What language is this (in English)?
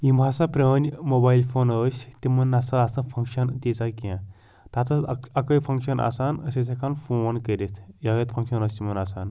Kashmiri